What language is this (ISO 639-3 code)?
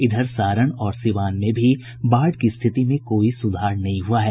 hin